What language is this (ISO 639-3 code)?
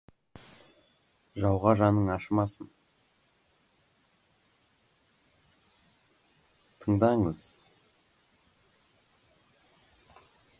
kaz